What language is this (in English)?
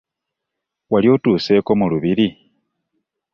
Ganda